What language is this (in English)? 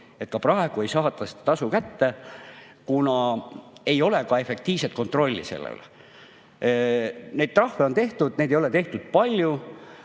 Estonian